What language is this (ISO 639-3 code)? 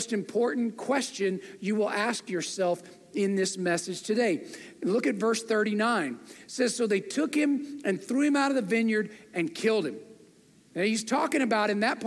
eng